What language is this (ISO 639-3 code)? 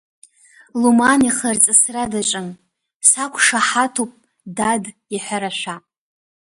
abk